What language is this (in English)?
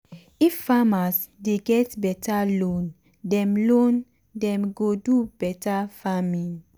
Nigerian Pidgin